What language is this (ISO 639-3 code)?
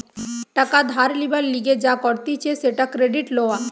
ben